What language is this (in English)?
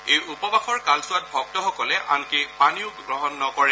Assamese